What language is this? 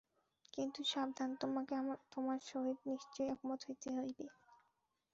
Bangla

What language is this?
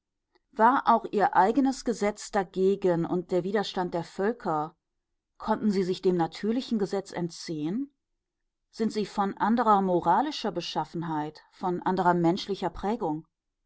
German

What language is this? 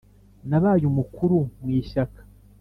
Kinyarwanda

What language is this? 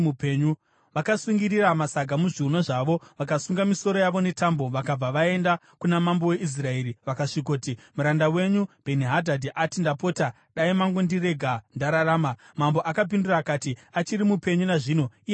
Shona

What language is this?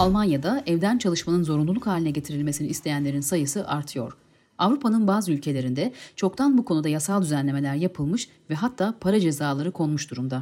Turkish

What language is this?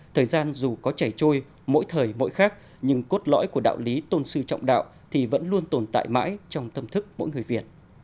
Vietnamese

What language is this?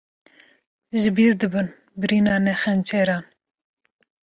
Kurdish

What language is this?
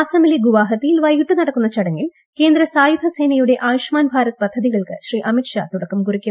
Malayalam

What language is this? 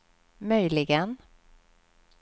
Swedish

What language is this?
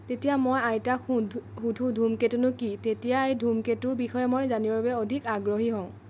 Assamese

